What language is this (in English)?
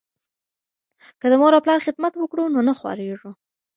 Pashto